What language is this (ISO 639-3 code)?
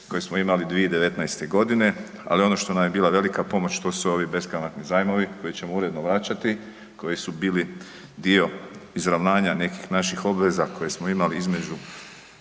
hrv